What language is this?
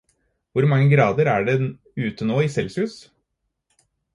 Norwegian Bokmål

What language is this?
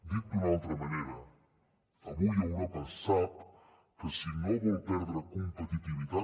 Catalan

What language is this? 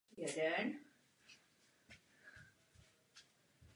Czech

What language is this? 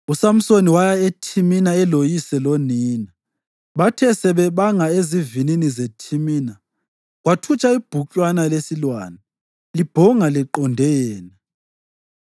North Ndebele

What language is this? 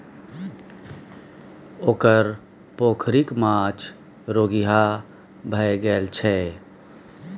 Maithili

